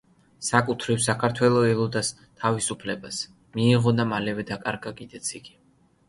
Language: Georgian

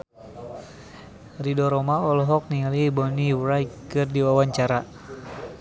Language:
Sundanese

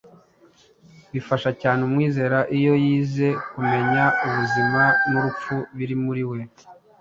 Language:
Kinyarwanda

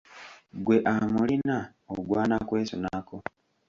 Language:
Ganda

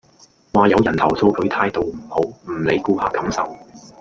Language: Cantonese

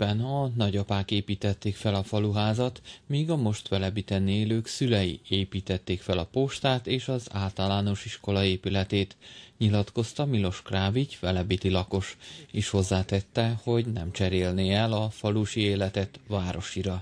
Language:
Hungarian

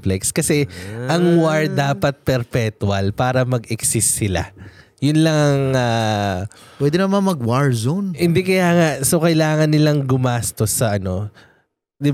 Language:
Filipino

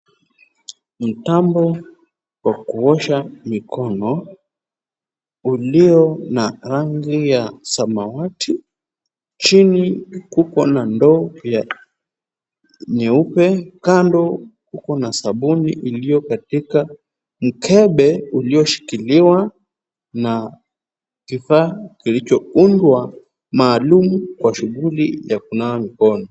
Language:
Swahili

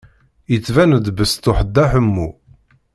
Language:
Kabyle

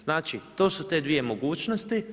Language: Croatian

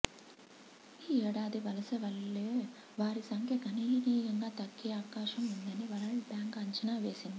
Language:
Telugu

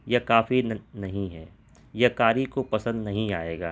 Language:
Urdu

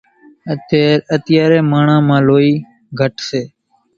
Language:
Kachi Koli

